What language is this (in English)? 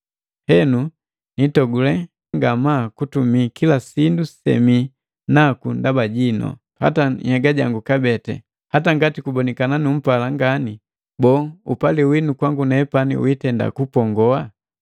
Matengo